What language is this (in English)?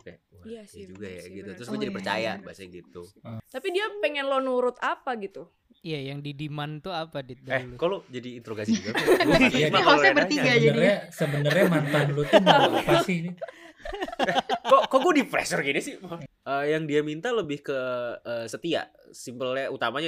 Indonesian